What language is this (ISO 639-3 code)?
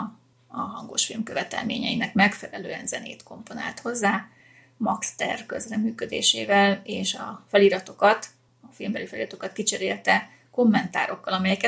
hun